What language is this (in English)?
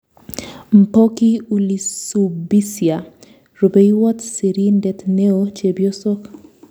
Kalenjin